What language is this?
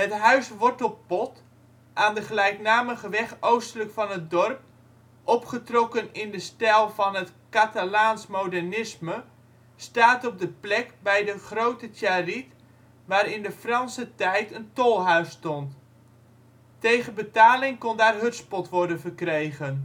Dutch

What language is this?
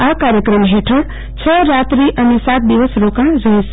Gujarati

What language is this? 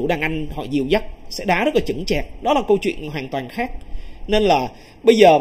Vietnamese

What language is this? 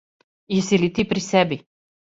Serbian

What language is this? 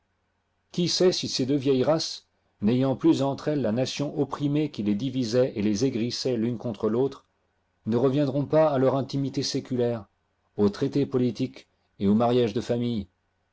French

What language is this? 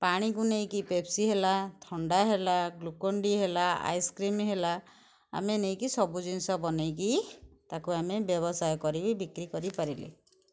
Odia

